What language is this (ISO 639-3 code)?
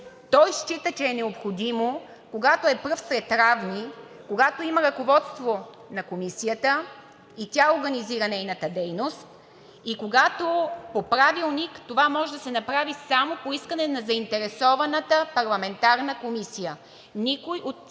bul